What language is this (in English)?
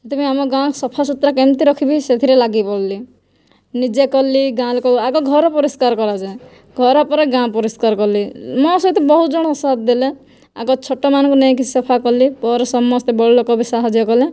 Odia